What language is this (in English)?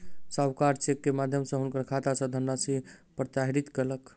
Maithili